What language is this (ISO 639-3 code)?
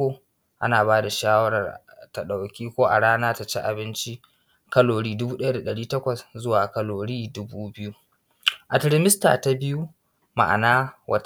hau